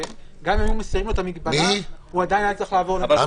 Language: Hebrew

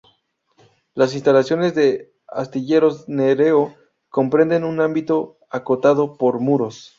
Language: Spanish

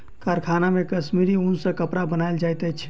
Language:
Maithili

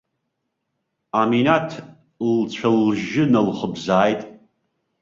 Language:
Abkhazian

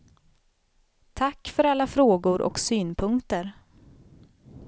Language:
Swedish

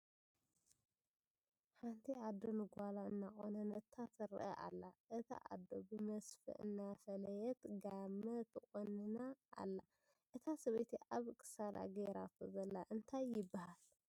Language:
Tigrinya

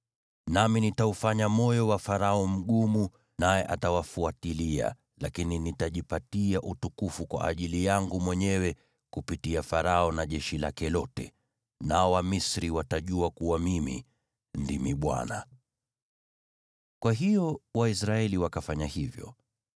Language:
Swahili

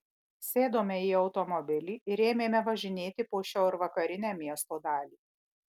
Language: Lithuanian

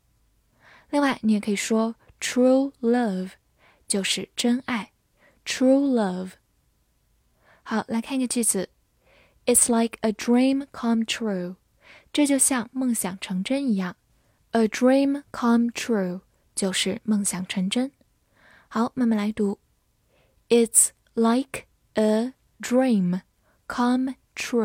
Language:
Chinese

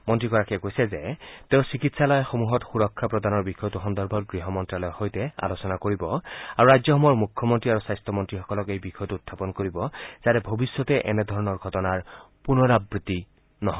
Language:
Assamese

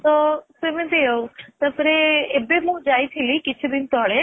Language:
Odia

